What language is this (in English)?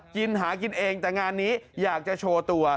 Thai